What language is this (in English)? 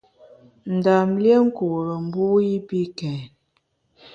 Bamun